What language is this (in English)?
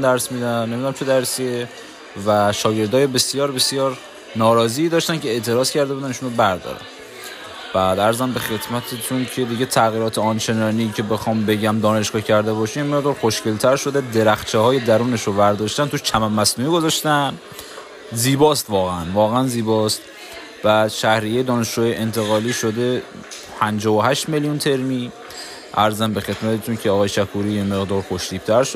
Persian